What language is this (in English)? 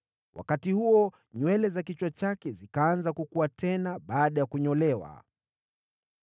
Swahili